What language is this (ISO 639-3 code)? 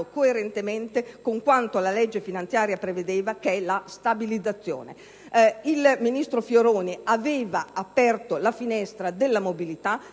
ita